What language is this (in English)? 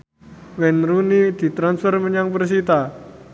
Javanese